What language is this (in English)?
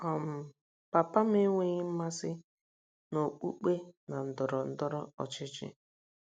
Igbo